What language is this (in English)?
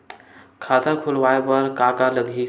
Chhattisgarhi